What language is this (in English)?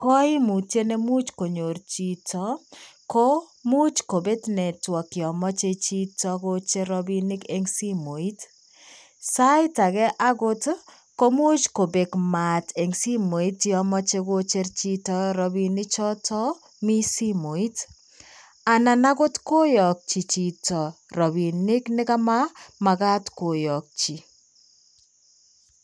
Kalenjin